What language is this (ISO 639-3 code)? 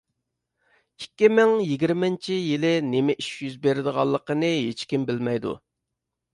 uig